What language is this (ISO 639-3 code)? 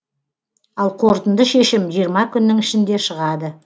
kaz